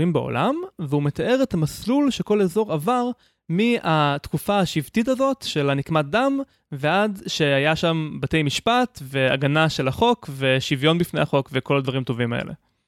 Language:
Hebrew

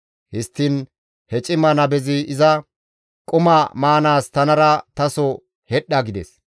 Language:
Gamo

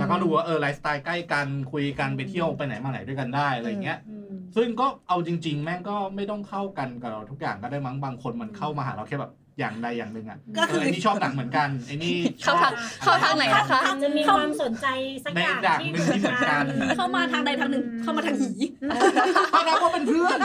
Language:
Thai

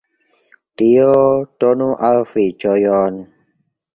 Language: Esperanto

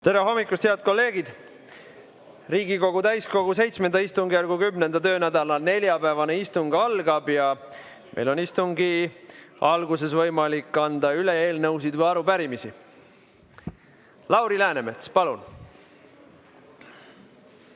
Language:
Estonian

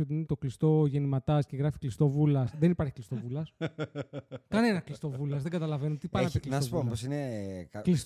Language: Greek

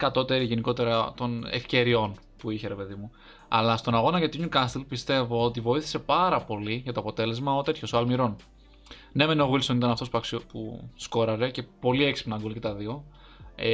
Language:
Greek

